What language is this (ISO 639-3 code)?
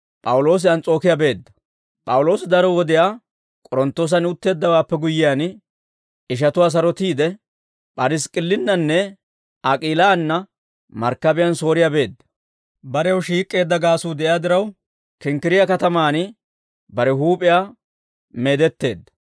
dwr